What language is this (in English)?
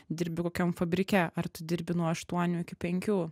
Lithuanian